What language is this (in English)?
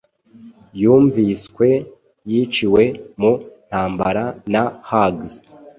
Kinyarwanda